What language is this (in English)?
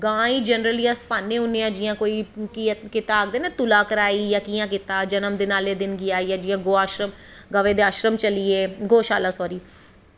Dogri